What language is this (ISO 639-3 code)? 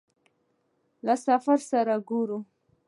pus